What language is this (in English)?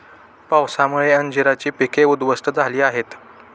Marathi